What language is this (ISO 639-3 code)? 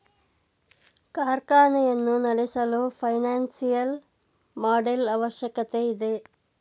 kan